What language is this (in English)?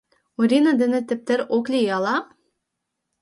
Mari